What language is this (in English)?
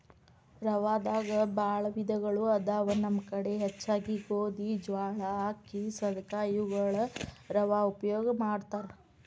Kannada